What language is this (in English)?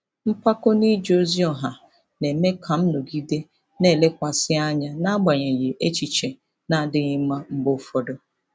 Igbo